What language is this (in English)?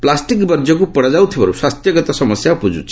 Odia